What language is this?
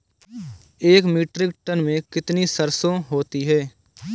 Hindi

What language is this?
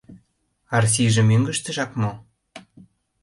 Mari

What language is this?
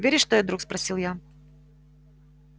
Russian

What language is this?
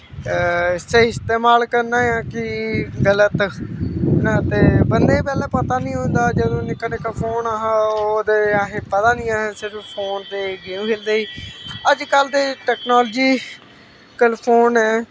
Dogri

